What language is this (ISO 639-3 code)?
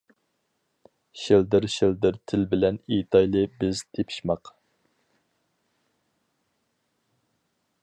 uig